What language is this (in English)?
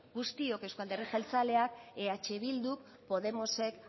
Basque